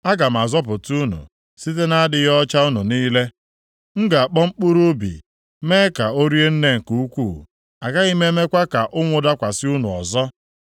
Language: Igbo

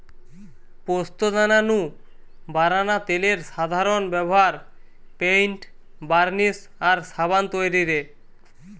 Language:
Bangla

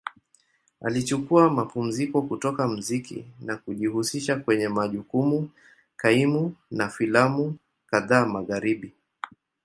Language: Swahili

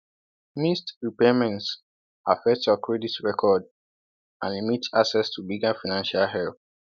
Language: Igbo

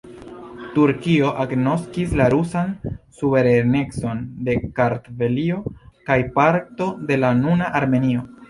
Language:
Esperanto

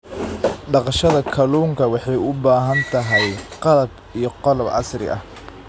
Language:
Somali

